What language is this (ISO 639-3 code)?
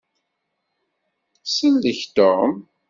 kab